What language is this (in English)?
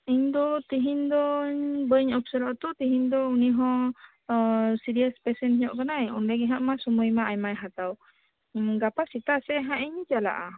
Santali